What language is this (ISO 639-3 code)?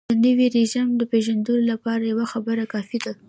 pus